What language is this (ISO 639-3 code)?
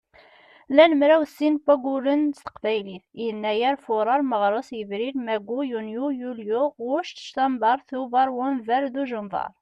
kab